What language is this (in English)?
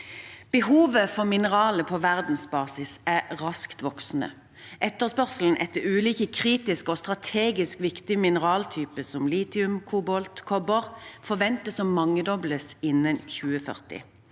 Norwegian